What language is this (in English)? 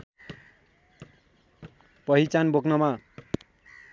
Nepali